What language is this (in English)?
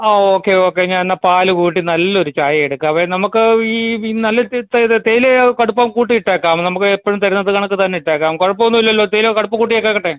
Malayalam